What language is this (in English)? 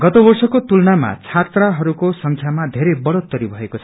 Nepali